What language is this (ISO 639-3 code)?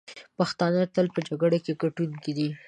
pus